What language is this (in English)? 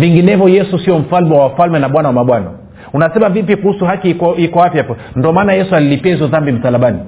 Swahili